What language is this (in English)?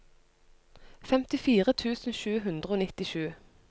Norwegian